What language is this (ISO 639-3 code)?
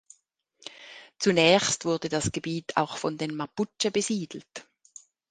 deu